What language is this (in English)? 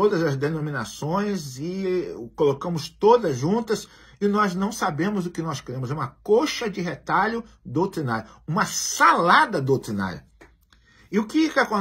Portuguese